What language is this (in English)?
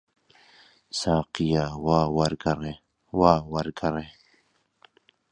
Central Kurdish